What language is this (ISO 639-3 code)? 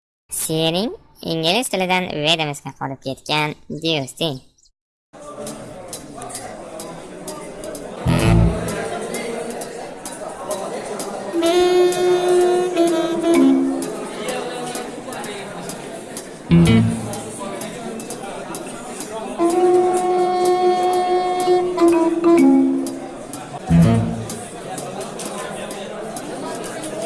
tur